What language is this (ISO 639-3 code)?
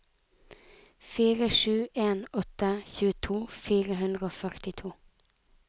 nor